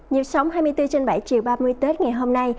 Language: Vietnamese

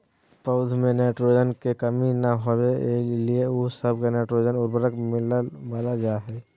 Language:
Magahi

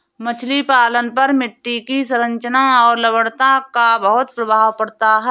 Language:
Hindi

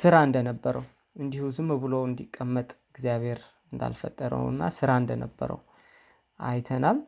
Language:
Amharic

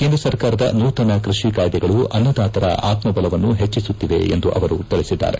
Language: Kannada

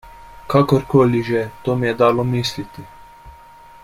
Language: Slovenian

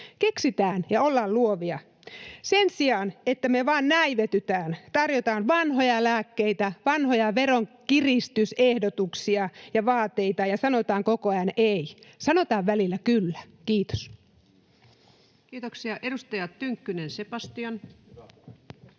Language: Finnish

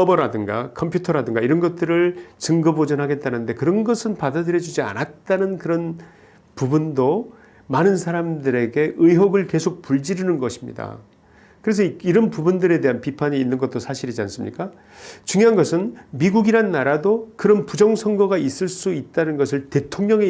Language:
Korean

